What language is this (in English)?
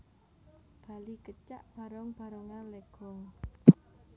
Javanese